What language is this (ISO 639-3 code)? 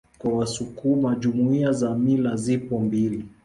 swa